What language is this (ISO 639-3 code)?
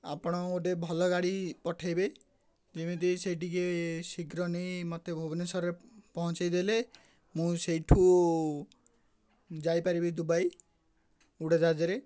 ori